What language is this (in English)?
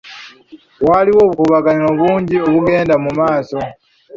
Ganda